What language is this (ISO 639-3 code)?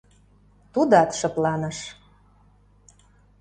chm